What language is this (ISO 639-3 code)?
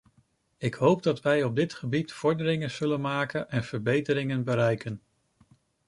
nld